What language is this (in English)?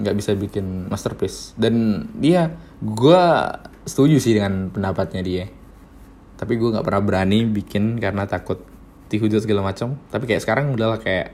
Indonesian